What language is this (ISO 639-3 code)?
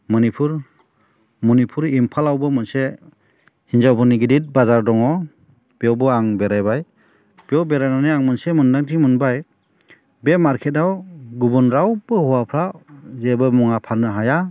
brx